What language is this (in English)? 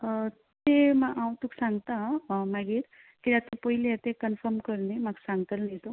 Konkani